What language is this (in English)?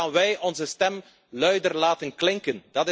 Dutch